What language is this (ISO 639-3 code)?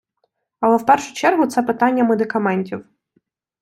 ukr